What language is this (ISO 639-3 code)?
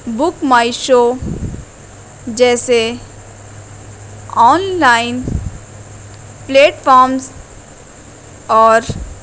urd